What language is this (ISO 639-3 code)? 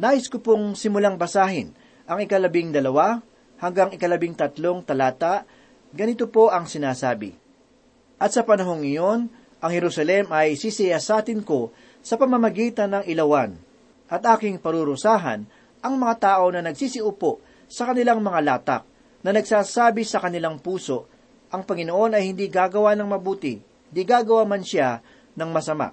fil